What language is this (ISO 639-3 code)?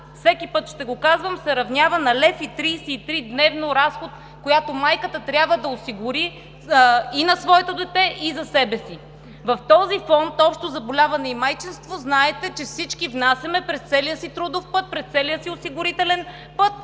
bul